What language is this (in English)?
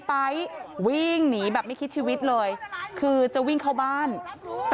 Thai